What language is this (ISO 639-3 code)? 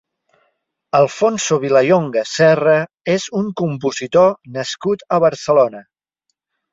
cat